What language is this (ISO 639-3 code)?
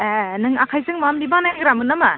brx